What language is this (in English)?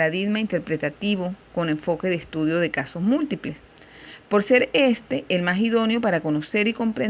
Spanish